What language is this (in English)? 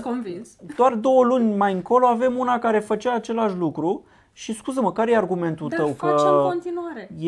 Romanian